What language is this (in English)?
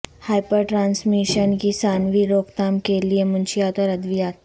Urdu